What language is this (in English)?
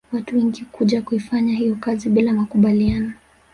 Swahili